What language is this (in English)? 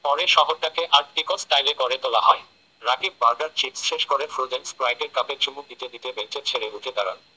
Bangla